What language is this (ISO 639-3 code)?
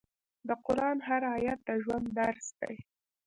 pus